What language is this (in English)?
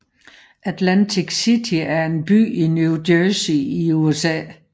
Danish